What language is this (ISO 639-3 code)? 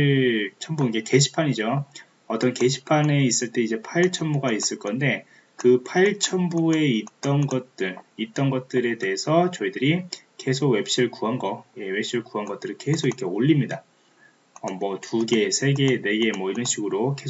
kor